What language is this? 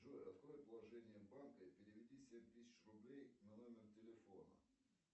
Russian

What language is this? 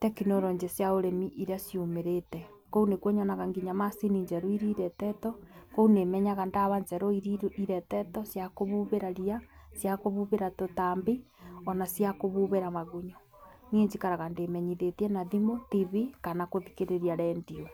Kikuyu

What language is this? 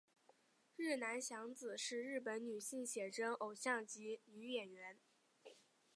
Chinese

